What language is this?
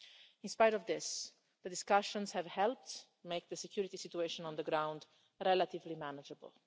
English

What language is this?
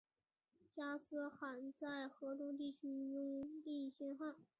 Chinese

